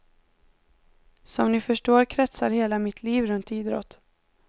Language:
Swedish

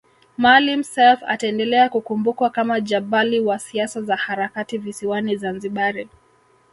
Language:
Swahili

